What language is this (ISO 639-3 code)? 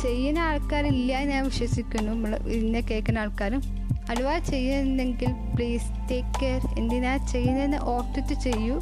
mal